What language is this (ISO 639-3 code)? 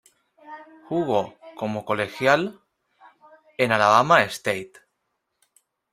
spa